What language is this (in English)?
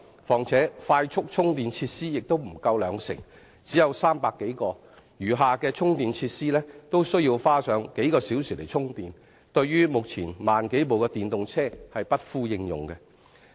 Cantonese